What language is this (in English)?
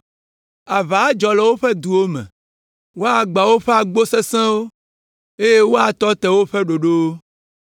Ewe